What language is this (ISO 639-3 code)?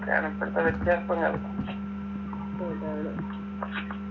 mal